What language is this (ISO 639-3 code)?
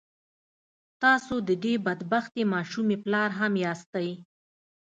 pus